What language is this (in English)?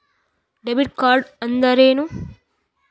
Kannada